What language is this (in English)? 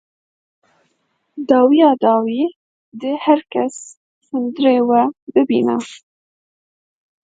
Kurdish